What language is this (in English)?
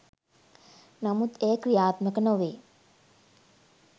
Sinhala